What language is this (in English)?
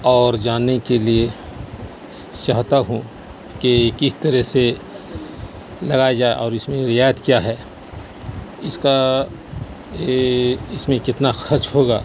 Urdu